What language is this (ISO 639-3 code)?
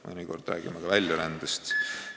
est